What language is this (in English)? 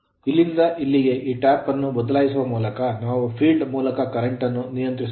Kannada